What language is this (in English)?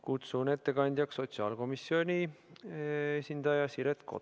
Estonian